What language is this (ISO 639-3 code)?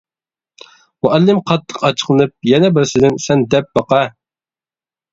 uig